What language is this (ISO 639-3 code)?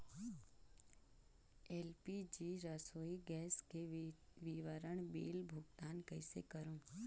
hne